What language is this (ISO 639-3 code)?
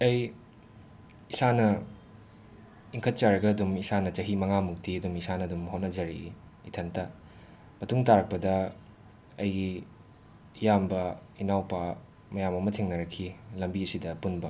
mni